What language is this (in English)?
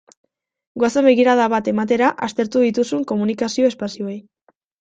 Basque